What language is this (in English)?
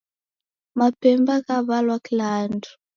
Taita